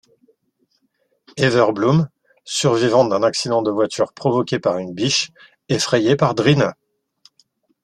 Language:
French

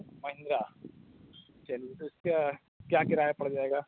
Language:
Urdu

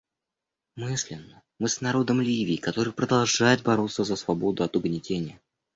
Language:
Russian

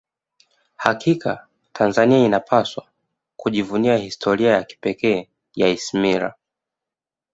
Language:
Swahili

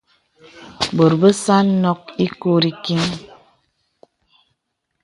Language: Bebele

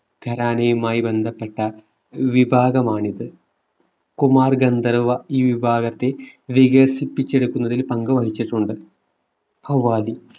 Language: Malayalam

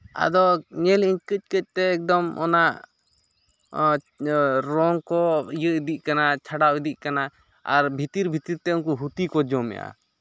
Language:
Santali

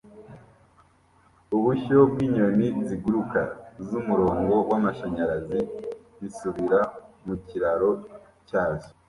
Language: Kinyarwanda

